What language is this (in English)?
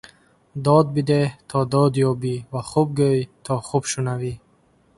Tajik